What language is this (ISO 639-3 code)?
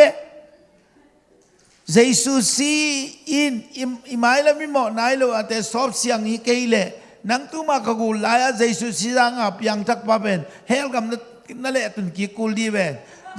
ind